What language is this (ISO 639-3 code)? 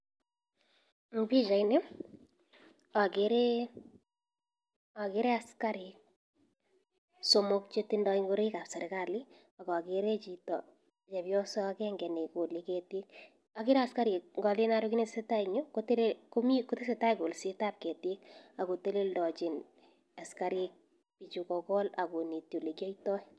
kln